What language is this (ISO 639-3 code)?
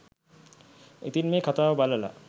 sin